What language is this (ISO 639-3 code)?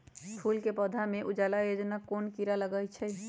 mag